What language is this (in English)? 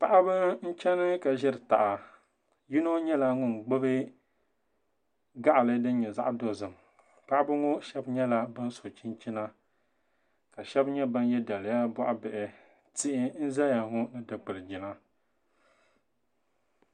Dagbani